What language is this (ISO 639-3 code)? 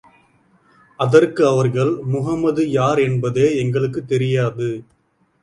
tam